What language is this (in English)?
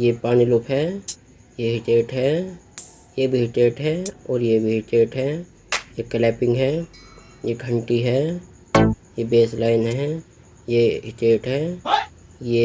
Hindi